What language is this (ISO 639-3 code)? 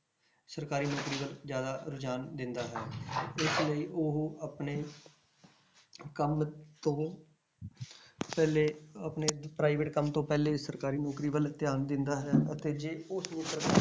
pan